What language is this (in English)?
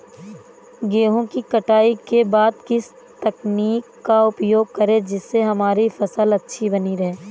Hindi